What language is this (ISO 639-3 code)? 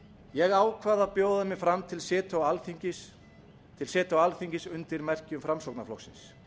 isl